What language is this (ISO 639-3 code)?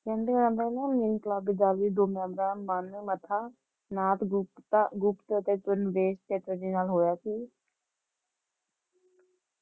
pan